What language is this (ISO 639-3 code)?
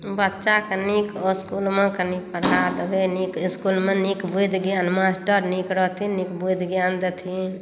mai